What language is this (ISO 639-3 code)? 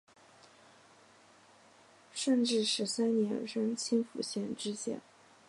zho